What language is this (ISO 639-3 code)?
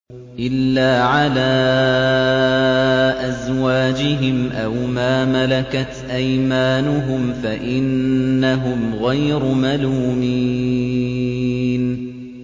ara